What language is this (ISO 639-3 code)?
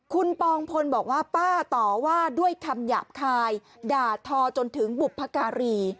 tha